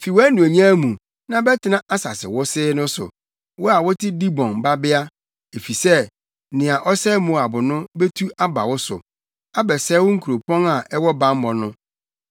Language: Akan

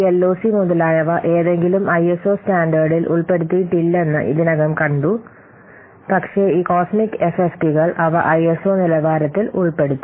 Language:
Malayalam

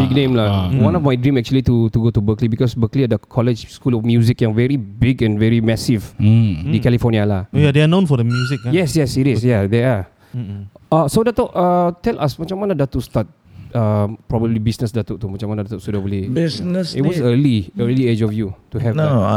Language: Malay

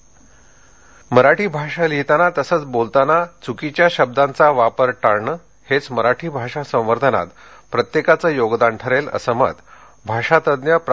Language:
Marathi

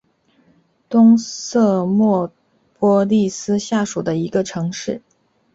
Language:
Chinese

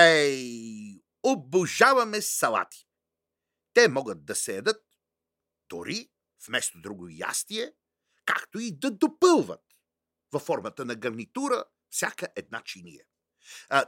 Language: Bulgarian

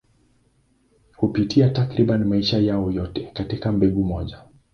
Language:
Swahili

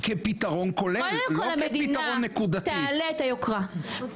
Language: Hebrew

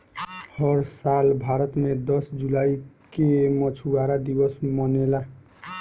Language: Bhojpuri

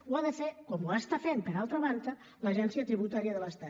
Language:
Catalan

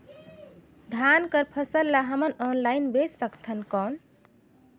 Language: Chhattisgarhi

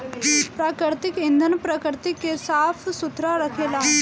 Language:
Bhojpuri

